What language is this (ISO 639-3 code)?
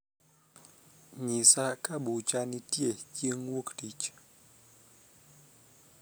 luo